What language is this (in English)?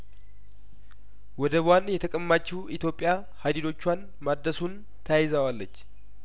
Amharic